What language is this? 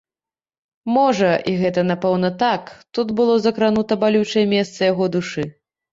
Belarusian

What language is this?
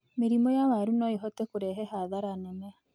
Kikuyu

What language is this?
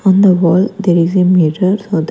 English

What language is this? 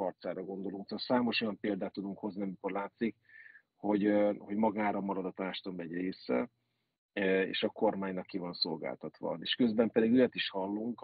Hungarian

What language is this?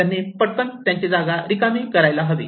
Marathi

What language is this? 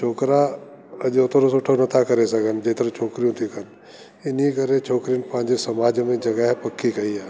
Sindhi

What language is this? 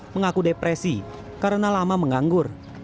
Indonesian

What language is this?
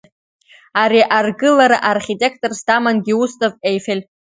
Abkhazian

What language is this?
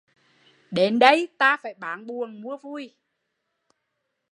Vietnamese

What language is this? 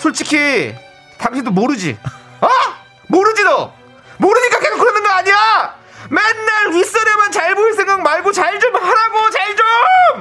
Korean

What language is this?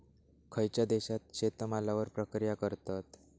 Marathi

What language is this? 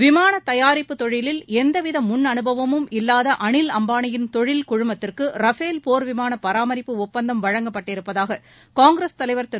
Tamil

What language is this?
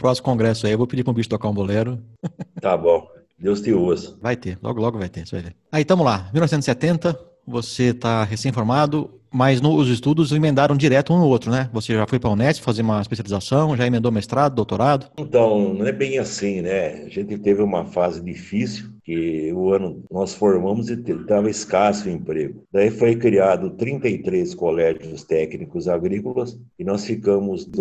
Portuguese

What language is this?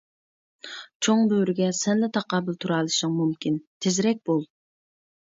Uyghur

